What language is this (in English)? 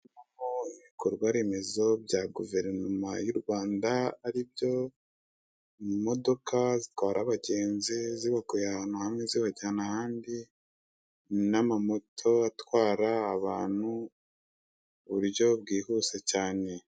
Kinyarwanda